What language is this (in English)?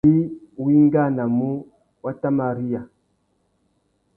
Tuki